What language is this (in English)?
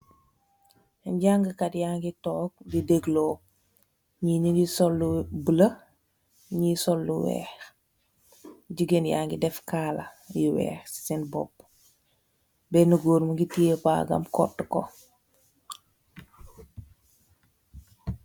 Wolof